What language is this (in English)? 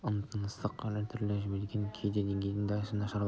Kazakh